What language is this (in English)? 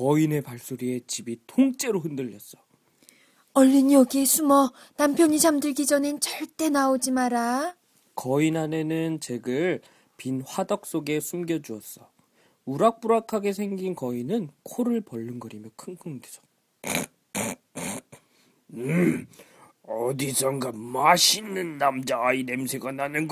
Korean